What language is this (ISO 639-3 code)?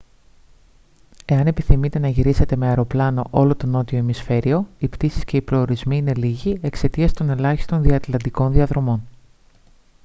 ell